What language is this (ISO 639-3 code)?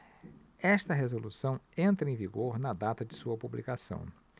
por